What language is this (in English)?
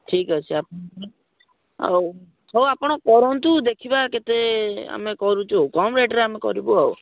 Odia